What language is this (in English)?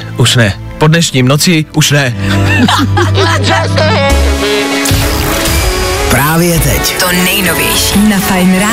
Czech